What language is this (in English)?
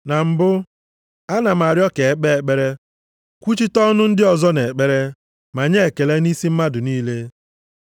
Igbo